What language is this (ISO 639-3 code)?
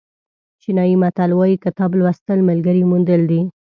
pus